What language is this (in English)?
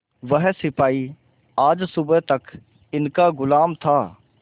Hindi